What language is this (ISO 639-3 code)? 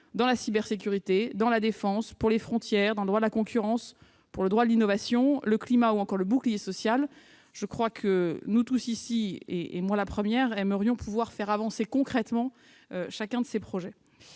fra